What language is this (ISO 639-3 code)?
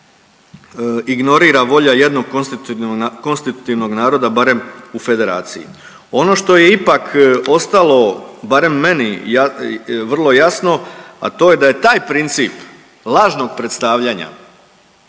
hrv